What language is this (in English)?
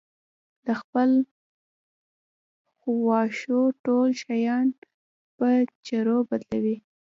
Pashto